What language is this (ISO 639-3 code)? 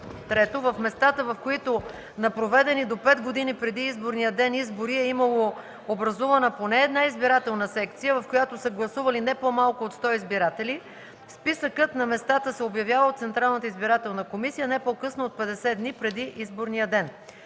bul